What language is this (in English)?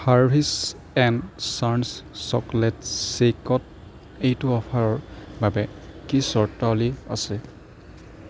Assamese